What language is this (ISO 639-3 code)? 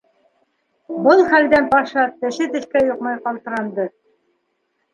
bak